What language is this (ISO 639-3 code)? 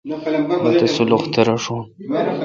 xka